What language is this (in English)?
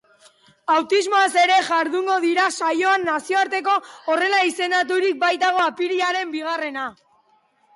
Basque